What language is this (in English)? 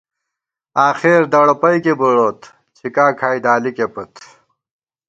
Gawar-Bati